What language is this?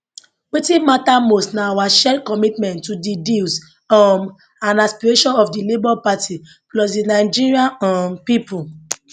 Nigerian Pidgin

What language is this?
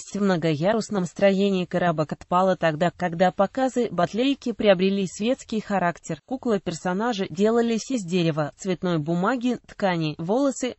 Russian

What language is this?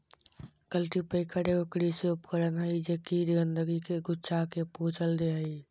Magahi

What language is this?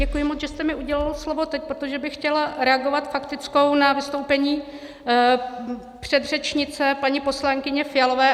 Czech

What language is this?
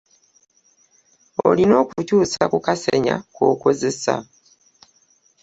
Ganda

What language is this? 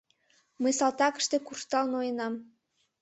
Mari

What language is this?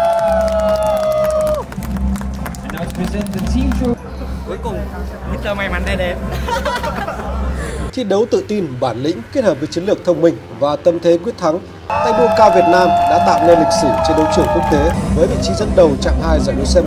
Vietnamese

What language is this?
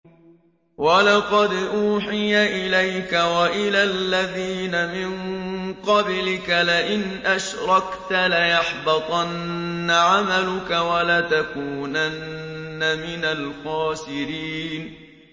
Arabic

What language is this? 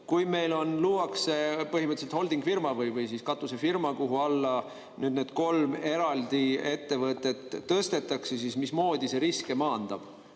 Estonian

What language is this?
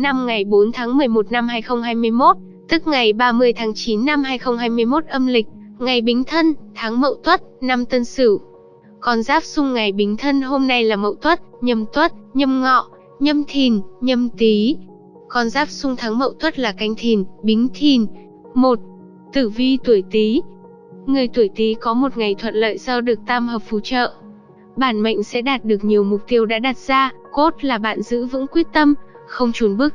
Vietnamese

